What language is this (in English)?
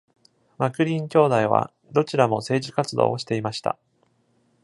Japanese